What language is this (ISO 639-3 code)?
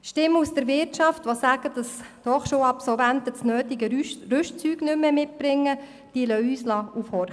gsw